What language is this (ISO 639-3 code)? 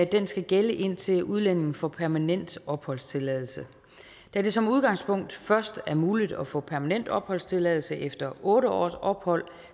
dan